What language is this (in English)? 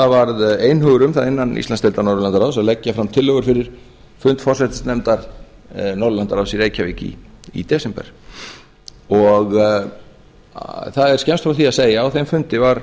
Icelandic